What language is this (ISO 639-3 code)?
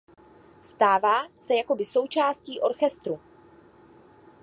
ces